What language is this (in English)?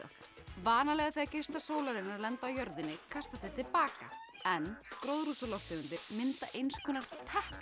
Icelandic